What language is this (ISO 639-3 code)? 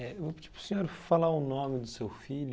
por